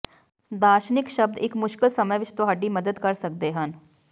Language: Punjabi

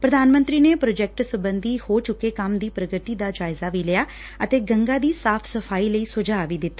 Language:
Punjabi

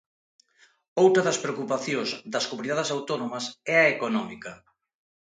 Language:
Galician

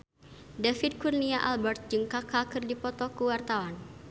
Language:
Sundanese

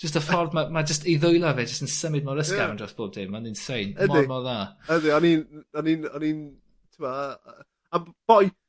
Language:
Welsh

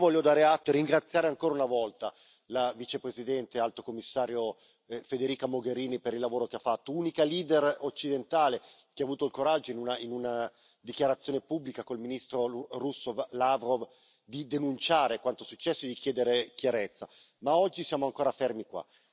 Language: Italian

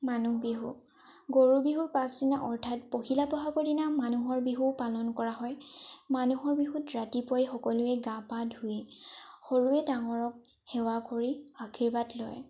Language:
Assamese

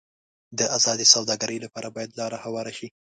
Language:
Pashto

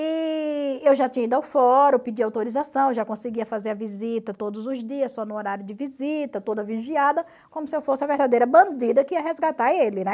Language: Portuguese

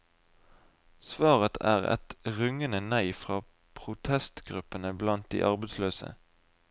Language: Norwegian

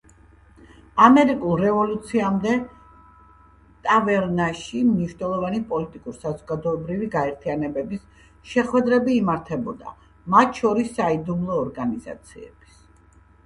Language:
Georgian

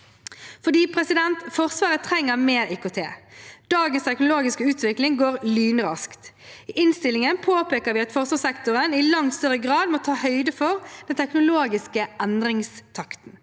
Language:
Norwegian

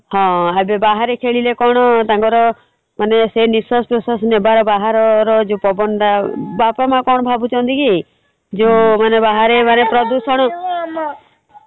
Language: Odia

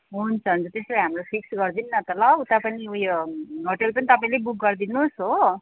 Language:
Nepali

